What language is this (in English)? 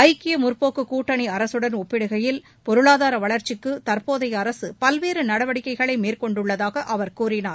Tamil